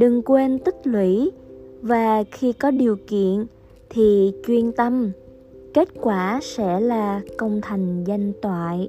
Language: Vietnamese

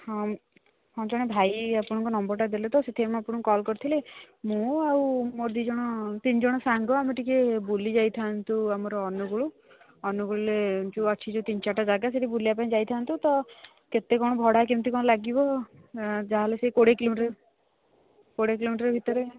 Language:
Odia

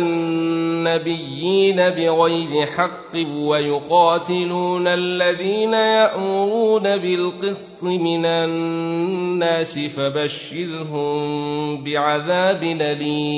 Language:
Arabic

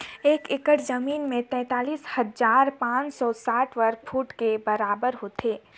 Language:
Chhattisgarhi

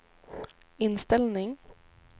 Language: Swedish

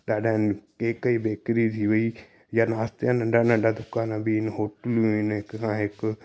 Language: Sindhi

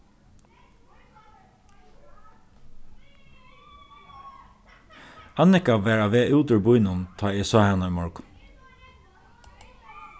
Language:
Faroese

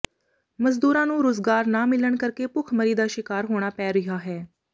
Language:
Punjabi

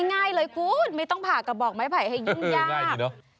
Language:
Thai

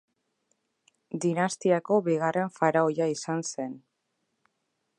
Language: Basque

